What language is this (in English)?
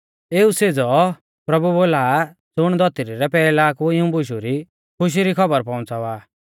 Mahasu Pahari